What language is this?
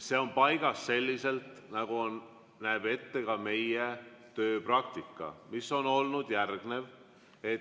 Estonian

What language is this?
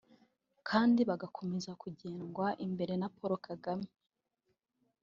Kinyarwanda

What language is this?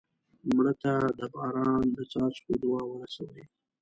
Pashto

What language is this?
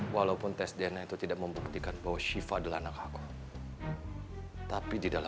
Indonesian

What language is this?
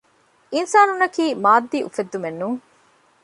Divehi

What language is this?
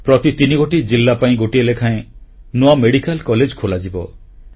Odia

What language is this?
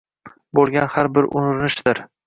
Uzbek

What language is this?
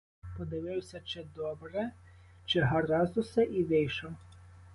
Ukrainian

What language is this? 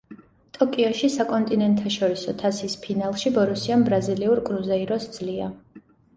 Georgian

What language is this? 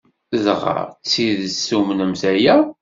Kabyle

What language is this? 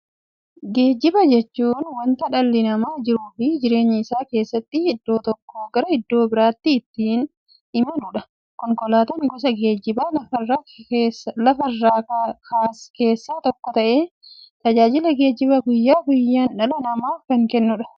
Oromo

